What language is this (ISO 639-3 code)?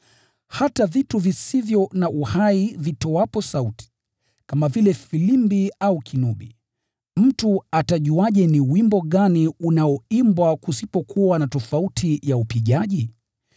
swa